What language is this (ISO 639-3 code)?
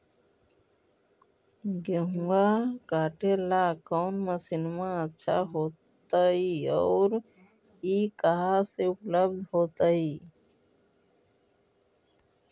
mag